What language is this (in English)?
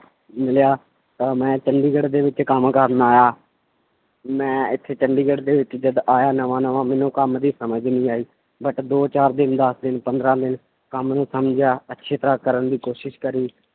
Punjabi